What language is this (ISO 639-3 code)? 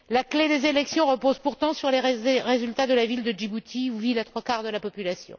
fra